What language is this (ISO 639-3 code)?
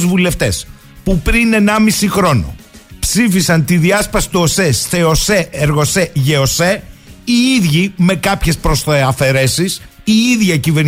ell